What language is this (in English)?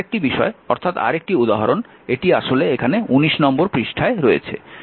Bangla